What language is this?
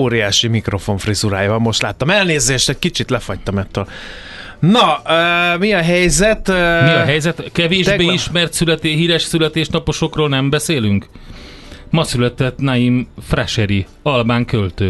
Hungarian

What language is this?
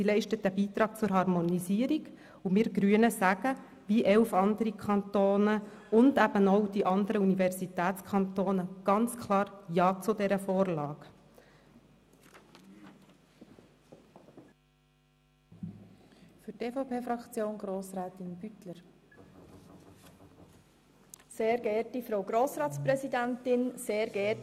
Swiss German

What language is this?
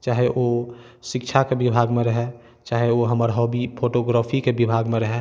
Maithili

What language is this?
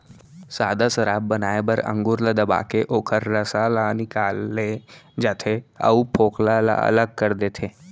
Chhattisgarhi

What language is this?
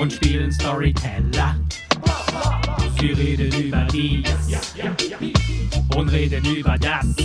German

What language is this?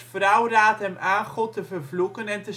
Dutch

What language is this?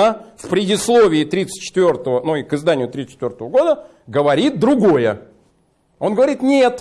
Russian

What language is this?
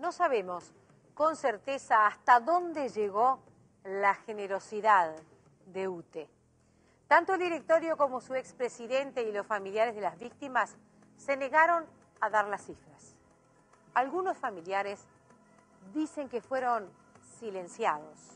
Spanish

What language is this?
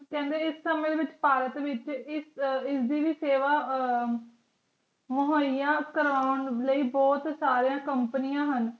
Punjabi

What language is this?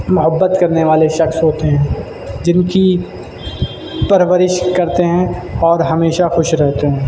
Urdu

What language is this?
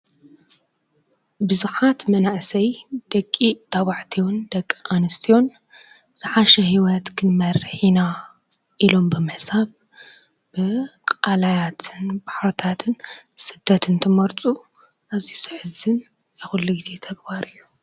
Tigrinya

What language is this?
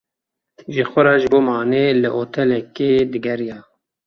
Kurdish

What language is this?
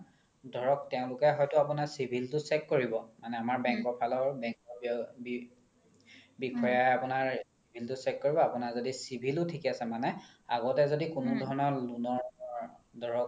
Assamese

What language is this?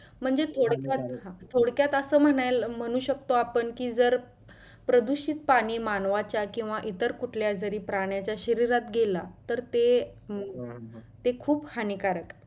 Marathi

